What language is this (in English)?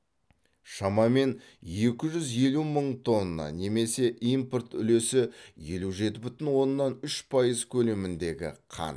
Kazakh